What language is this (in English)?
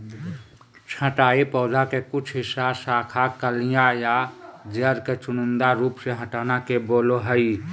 Magahi